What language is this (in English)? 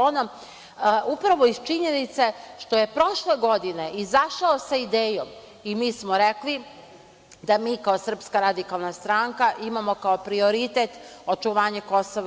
Serbian